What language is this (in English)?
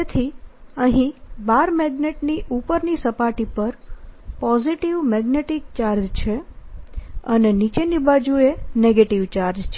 Gujarati